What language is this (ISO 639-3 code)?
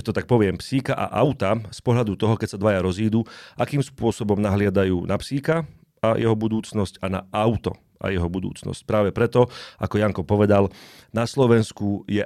slk